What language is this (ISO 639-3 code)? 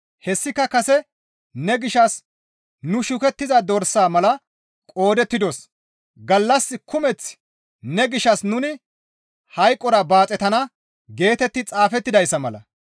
gmv